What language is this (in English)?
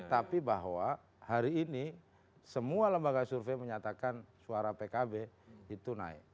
Indonesian